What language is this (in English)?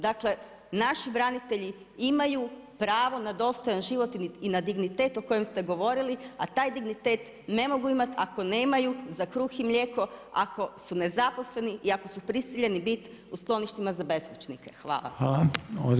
Croatian